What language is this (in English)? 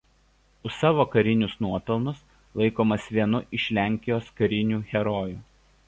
Lithuanian